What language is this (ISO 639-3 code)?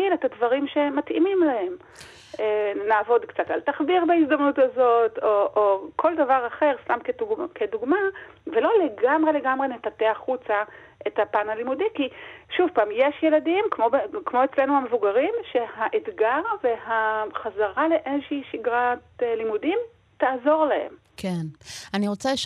heb